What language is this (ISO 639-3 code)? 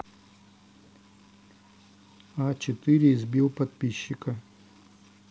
rus